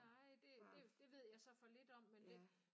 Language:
Danish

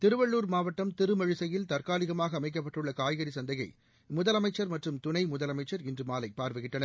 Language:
Tamil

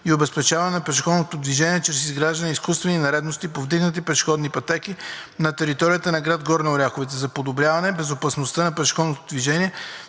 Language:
Bulgarian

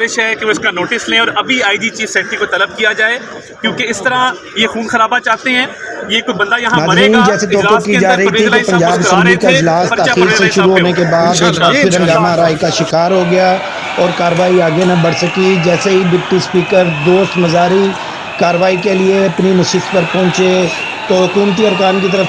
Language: Urdu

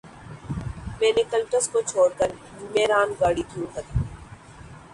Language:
Urdu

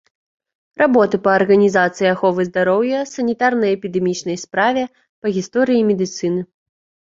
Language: Belarusian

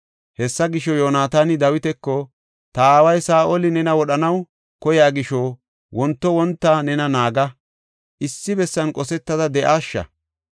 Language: Gofa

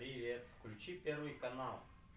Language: Russian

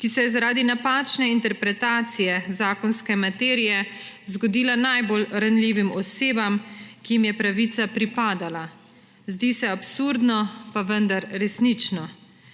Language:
Slovenian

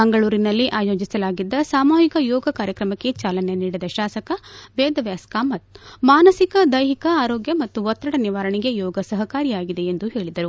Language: Kannada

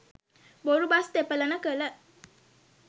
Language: Sinhala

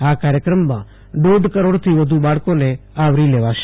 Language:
Gujarati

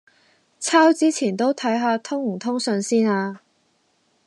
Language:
Cantonese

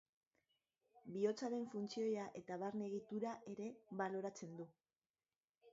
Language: Basque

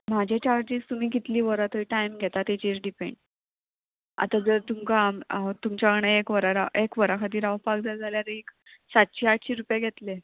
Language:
Konkani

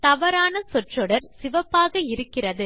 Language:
Tamil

